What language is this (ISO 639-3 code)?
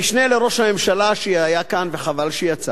heb